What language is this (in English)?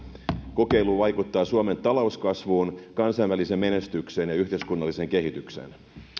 Finnish